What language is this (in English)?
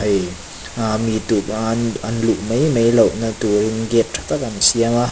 Mizo